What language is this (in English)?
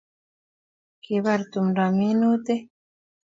Kalenjin